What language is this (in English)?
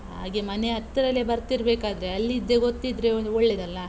Kannada